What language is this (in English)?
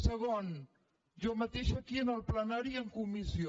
Catalan